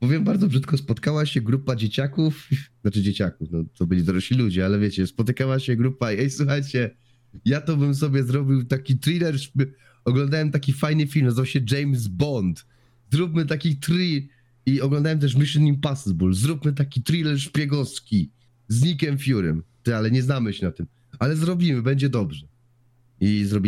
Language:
Polish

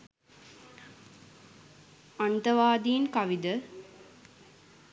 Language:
Sinhala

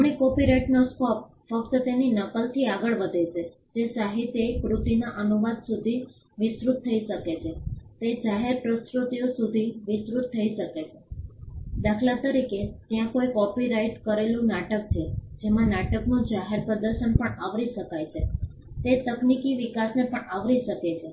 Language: Gujarati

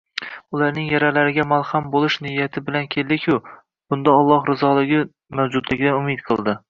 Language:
Uzbek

